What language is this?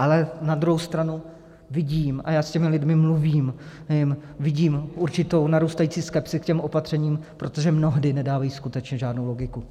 Czech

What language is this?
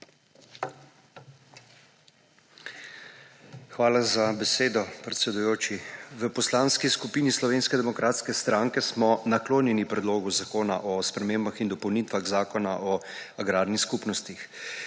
Slovenian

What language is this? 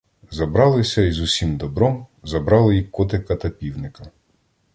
Ukrainian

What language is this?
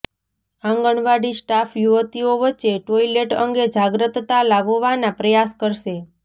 Gujarati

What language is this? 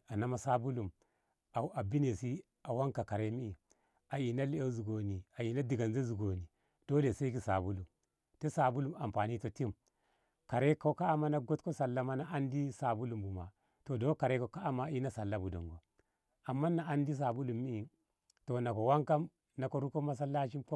Ngamo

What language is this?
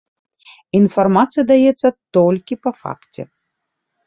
Belarusian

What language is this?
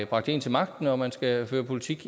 Danish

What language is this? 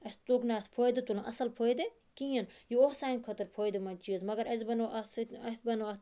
Kashmiri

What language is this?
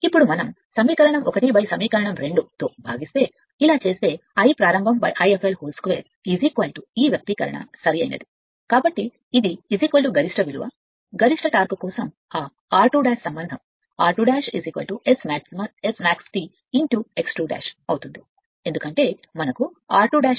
Telugu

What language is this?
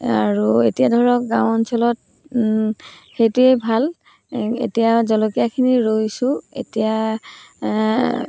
Assamese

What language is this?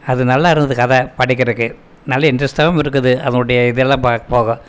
Tamil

